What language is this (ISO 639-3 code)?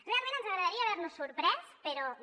cat